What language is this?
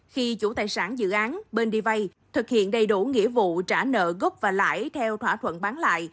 Vietnamese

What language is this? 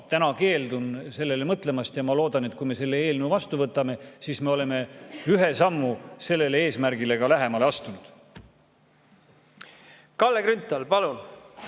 Estonian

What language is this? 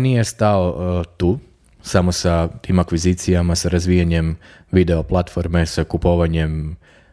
Croatian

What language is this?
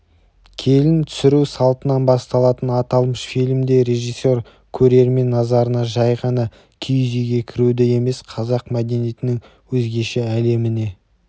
Kazakh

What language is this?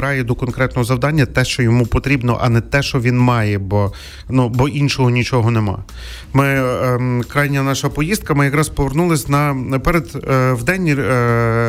Ukrainian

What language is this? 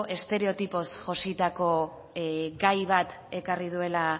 Basque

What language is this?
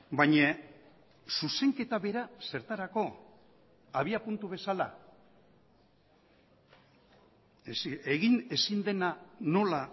Basque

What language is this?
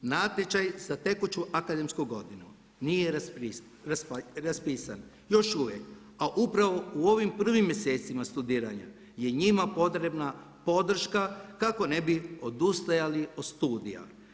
Croatian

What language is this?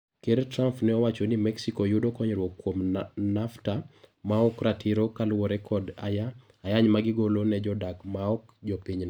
Luo (Kenya and Tanzania)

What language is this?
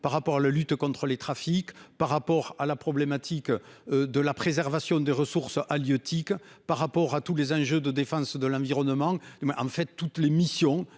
French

